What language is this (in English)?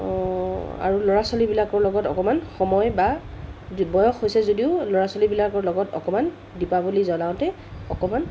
Assamese